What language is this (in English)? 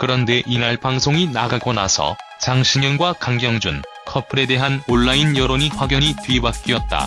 Korean